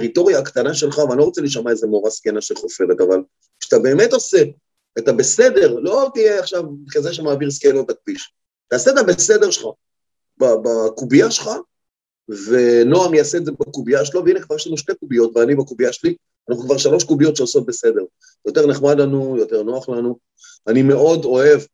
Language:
Hebrew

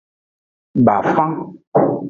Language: Aja (Benin)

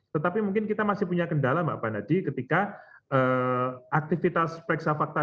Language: Indonesian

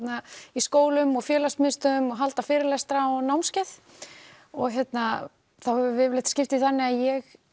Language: Icelandic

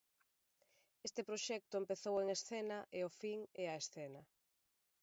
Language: Galician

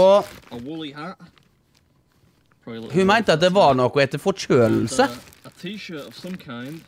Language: Norwegian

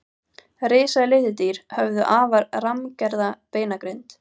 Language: Icelandic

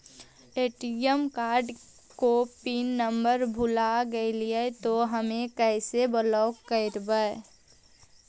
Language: Magahi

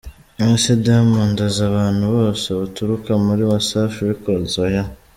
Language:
Kinyarwanda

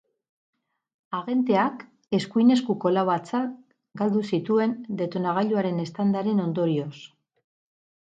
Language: Basque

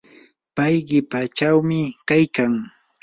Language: Yanahuanca Pasco Quechua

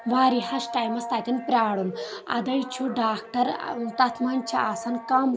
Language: Kashmiri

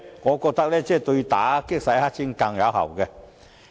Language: Cantonese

